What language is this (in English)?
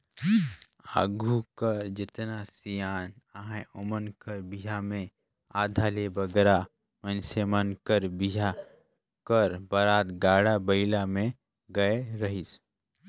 Chhattisgarhi